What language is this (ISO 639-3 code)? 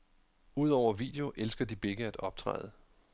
dan